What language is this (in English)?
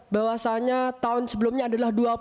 Indonesian